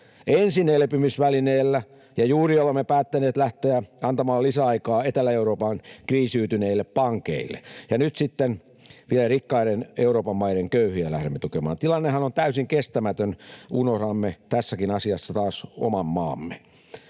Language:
Finnish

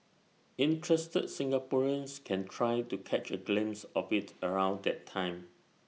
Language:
English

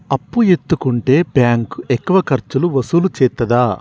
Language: Telugu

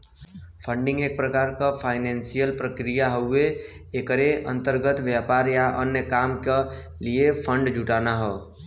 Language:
Bhojpuri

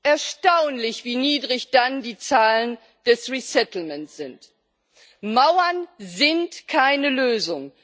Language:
German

